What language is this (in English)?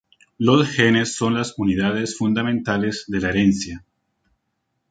Spanish